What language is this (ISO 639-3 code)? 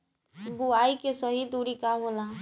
bho